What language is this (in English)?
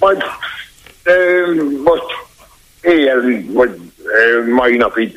Hungarian